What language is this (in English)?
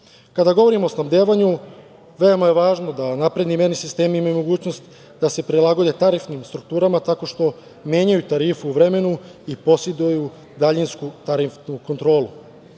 Serbian